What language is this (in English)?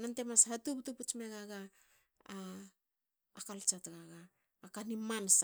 Hakö